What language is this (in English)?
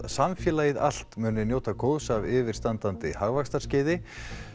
Icelandic